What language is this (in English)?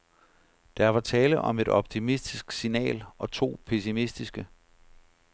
Danish